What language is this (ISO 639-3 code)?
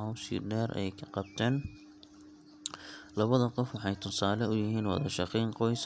som